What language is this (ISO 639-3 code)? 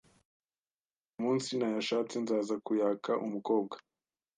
kin